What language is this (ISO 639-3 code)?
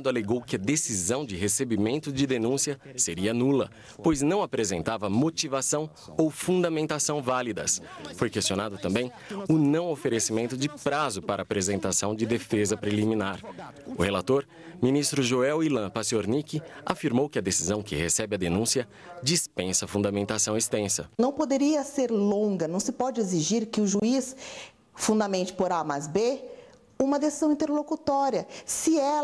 por